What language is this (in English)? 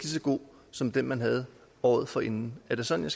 Danish